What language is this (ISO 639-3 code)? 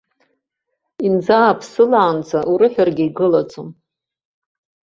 abk